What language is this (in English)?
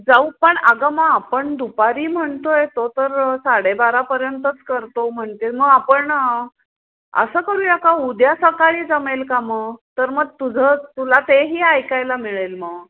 Marathi